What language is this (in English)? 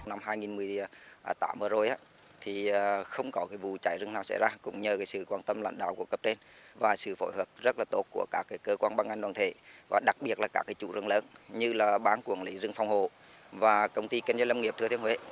Vietnamese